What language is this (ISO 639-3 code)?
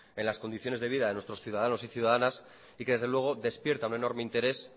spa